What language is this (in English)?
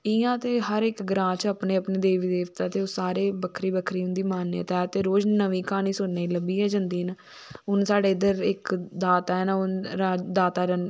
Dogri